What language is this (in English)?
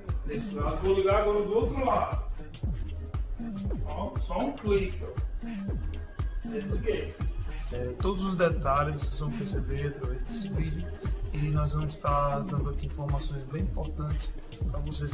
Portuguese